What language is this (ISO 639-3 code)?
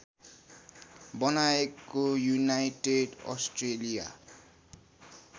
nep